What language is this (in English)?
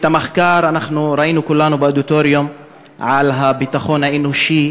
Hebrew